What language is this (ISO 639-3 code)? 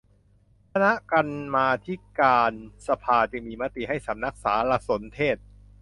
tha